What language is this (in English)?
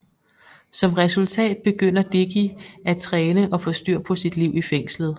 Danish